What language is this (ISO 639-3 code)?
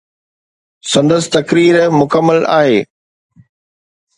snd